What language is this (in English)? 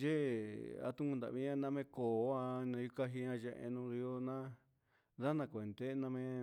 Huitepec Mixtec